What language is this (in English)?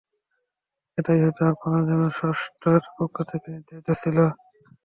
Bangla